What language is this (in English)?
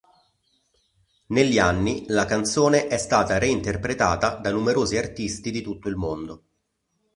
Italian